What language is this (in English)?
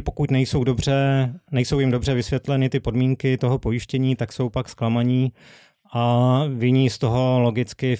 Czech